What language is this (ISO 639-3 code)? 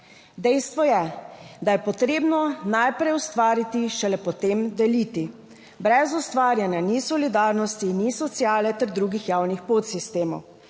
slv